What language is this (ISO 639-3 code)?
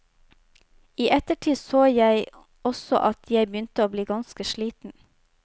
nor